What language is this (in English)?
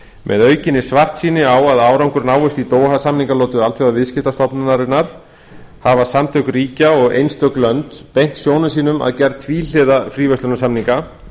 Icelandic